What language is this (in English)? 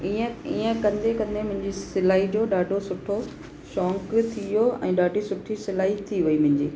Sindhi